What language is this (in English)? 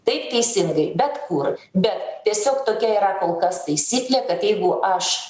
Lithuanian